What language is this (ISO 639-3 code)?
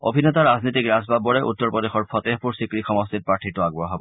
asm